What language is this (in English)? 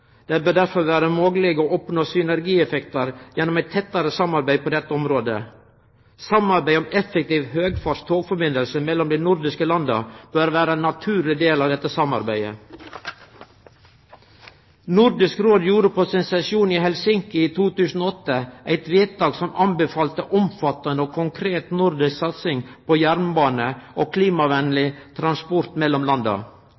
Norwegian Nynorsk